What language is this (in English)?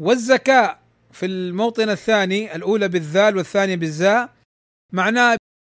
Arabic